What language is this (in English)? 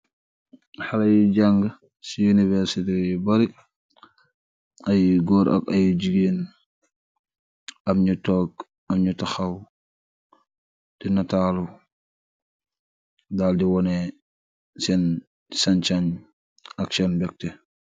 Wolof